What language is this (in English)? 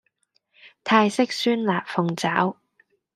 Cantonese